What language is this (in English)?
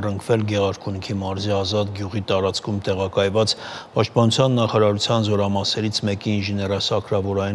Romanian